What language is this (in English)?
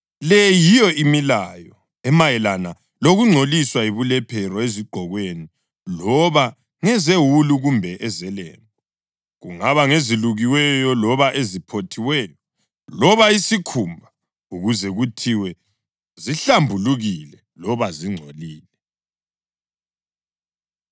North Ndebele